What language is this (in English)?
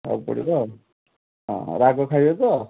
Odia